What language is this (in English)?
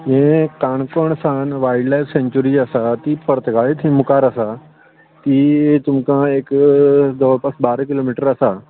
Konkani